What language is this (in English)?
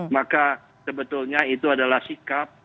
Indonesian